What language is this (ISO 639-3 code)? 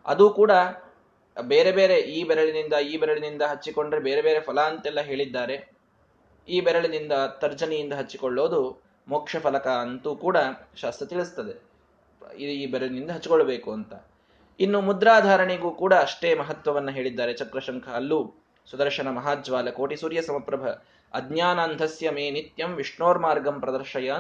kan